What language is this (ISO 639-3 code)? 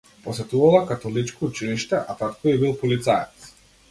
mkd